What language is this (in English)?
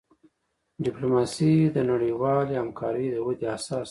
Pashto